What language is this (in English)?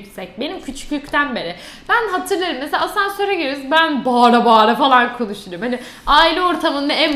Turkish